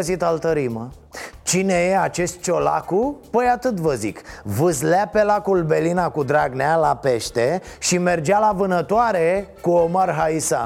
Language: Romanian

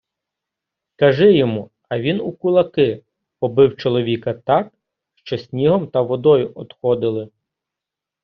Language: Ukrainian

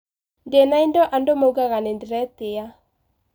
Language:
Kikuyu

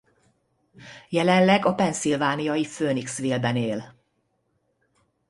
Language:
Hungarian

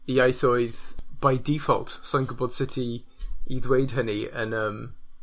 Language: Welsh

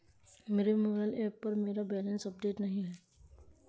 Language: Hindi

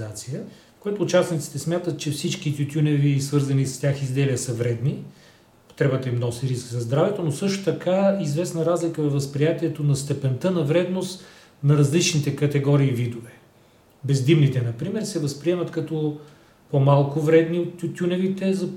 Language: Bulgarian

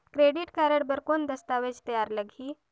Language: Chhattisgarhi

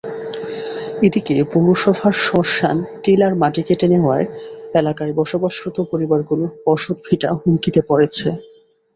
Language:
Bangla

